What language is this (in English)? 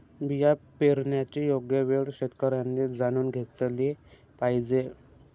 Marathi